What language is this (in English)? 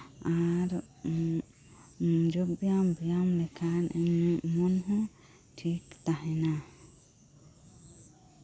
Santali